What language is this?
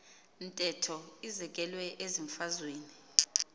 Xhosa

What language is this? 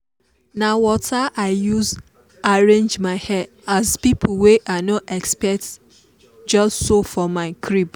Nigerian Pidgin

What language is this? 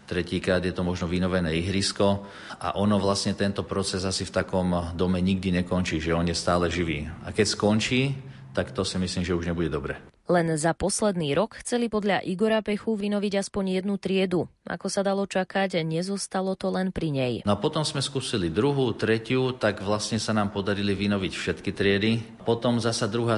Slovak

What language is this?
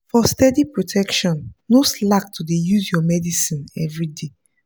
Nigerian Pidgin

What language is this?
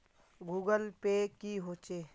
Magahi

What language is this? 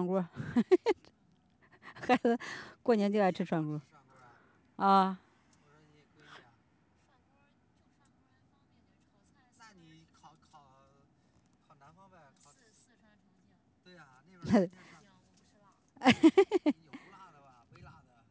Chinese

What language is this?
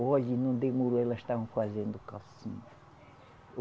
Portuguese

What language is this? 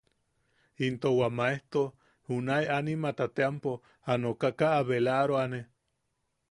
Yaqui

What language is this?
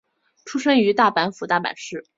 Chinese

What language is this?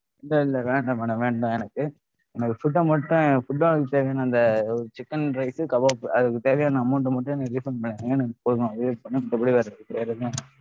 Tamil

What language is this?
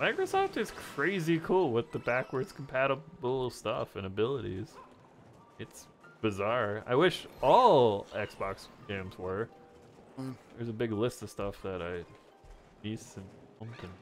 English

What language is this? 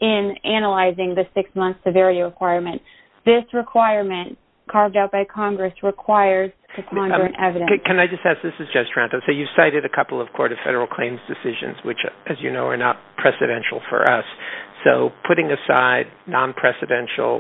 English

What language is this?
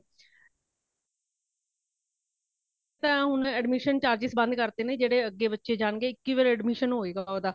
Punjabi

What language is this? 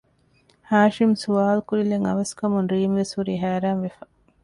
Divehi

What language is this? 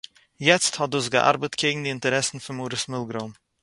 Yiddish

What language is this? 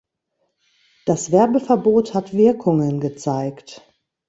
German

